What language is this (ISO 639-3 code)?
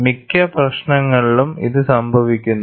mal